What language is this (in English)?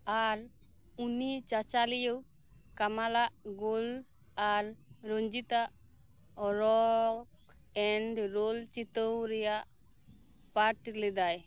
Santali